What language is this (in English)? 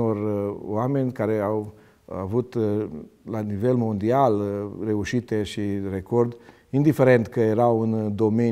Romanian